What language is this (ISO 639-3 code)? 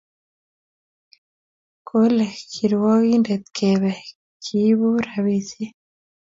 kln